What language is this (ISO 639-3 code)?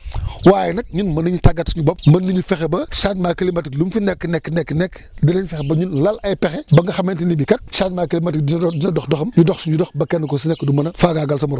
wol